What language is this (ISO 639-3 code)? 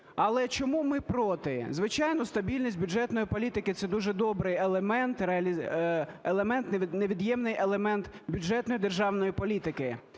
ukr